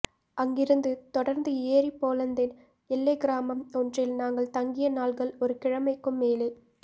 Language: Tamil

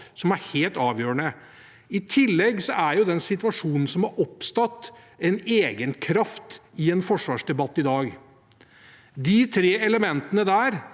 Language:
Norwegian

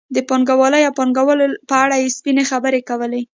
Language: Pashto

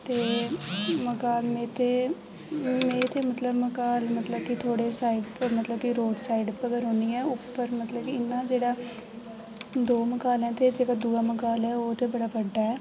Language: Dogri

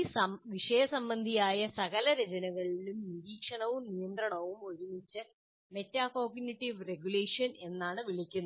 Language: Malayalam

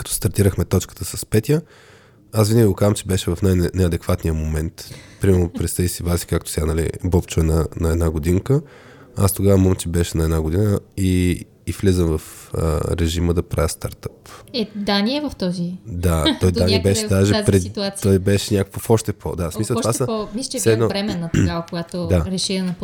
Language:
Bulgarian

